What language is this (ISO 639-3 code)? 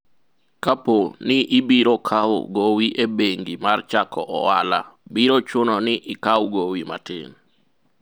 luo